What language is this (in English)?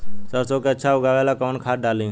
Bhojpuri